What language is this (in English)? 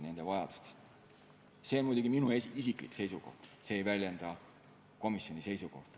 Estonian